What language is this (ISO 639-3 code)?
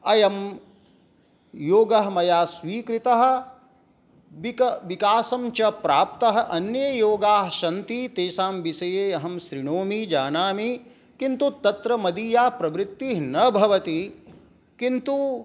san